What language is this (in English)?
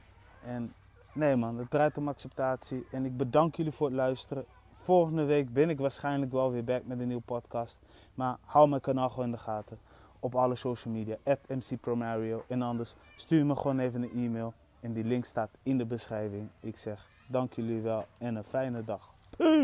Dutch